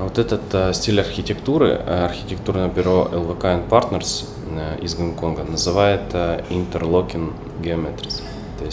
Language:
Russian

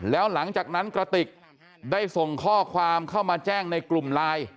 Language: Thai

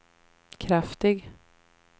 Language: Swedish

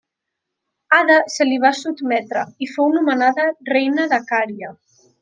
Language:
Catalan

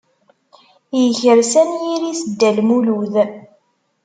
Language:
Kabyle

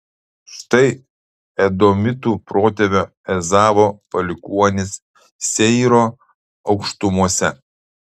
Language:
Lithuanian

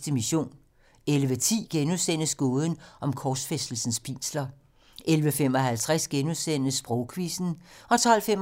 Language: Danish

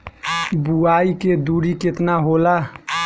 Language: Bhojpuri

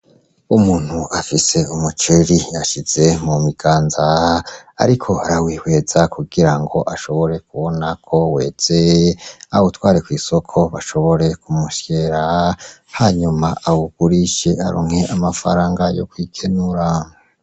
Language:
Rundi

